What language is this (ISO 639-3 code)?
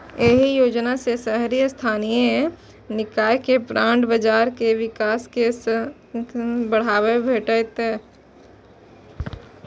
mai